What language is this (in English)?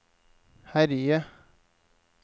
Norwegian